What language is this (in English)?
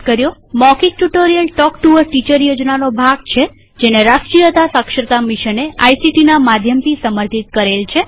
Gujarati